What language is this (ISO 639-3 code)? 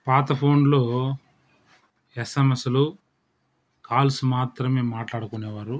tel